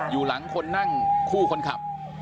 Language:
Thai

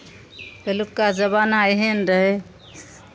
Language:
Maithili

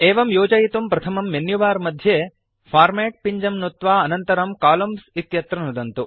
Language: Sanskrit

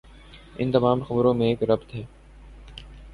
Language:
Urdu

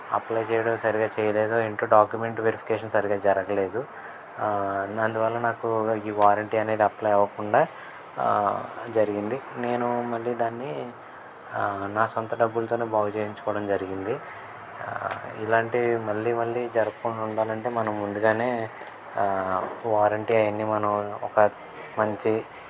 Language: Telugu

